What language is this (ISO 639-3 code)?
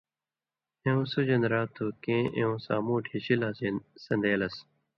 mvy